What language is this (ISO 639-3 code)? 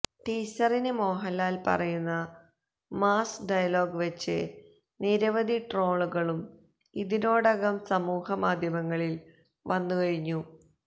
mal